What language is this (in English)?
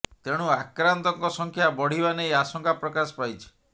Odia